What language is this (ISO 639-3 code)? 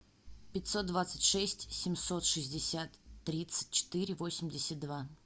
rus